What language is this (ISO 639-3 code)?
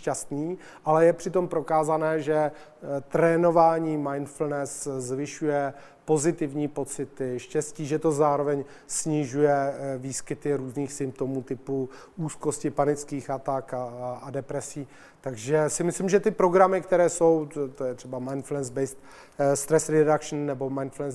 ces